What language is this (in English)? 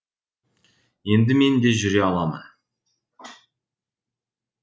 Kazakh